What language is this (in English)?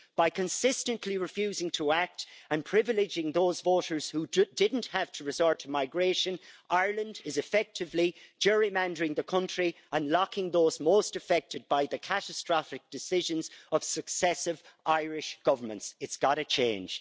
English